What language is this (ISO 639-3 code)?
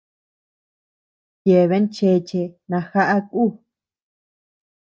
cux